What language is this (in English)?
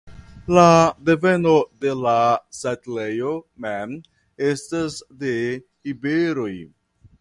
Esperanto